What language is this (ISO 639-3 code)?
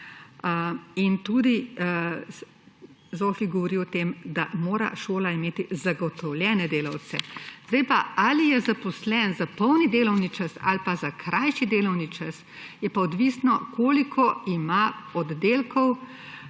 slv